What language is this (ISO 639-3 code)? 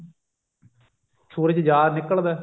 pan